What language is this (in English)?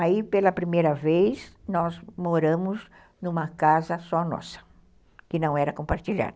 Portuguese